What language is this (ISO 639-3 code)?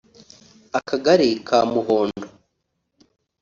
kin